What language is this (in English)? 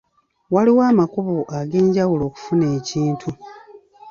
Ganda